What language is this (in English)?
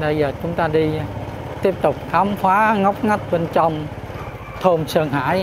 Vietnamese